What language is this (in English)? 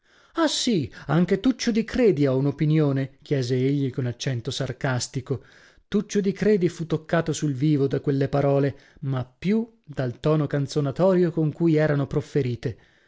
Italian